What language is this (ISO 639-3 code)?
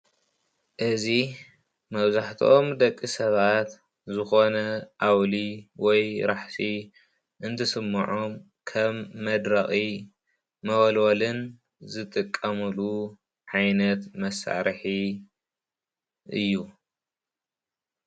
tir